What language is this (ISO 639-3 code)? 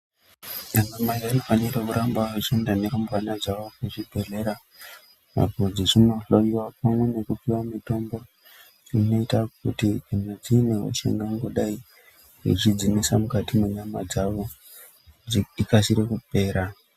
ndc